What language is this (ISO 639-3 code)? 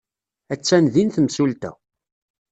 kab